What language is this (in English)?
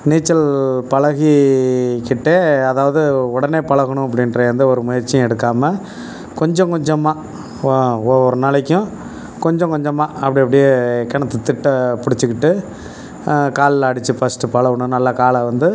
Tamil